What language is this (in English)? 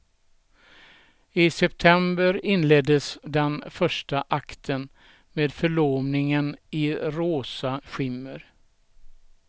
Swedish